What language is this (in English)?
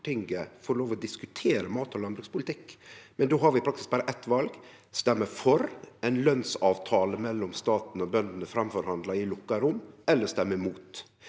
Norwegian